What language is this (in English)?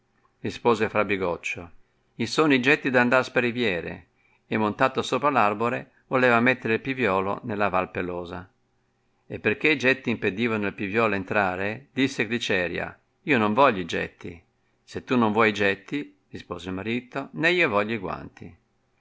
Italian